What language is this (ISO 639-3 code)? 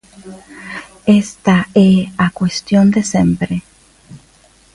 glg